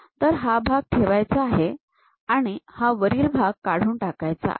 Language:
Marathi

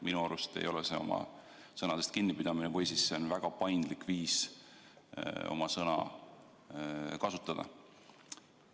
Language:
Estonian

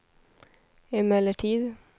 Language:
Swedish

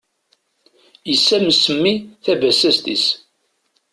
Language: Kabyle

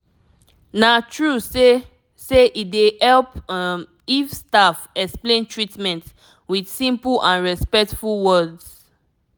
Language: Nigerian Pidgin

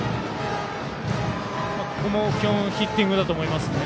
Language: Japanese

